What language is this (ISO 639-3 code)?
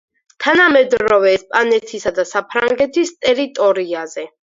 kat